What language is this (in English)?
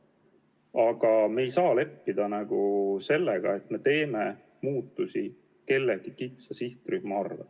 Estonian